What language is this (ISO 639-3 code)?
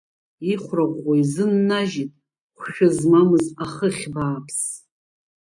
abk